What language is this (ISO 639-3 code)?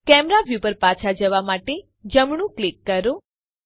guj